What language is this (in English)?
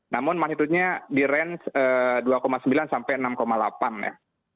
Indonesian